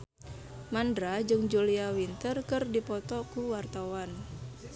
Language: Sundanese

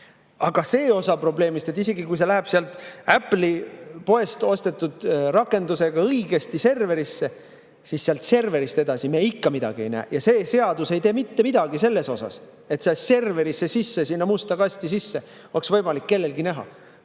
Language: Estonian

